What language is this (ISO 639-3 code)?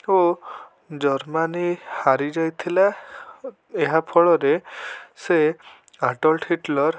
ori